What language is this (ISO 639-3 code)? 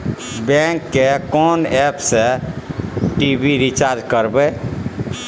mai